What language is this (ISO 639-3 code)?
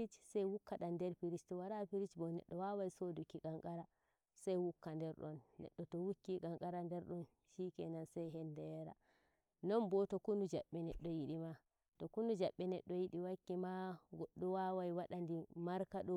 fuv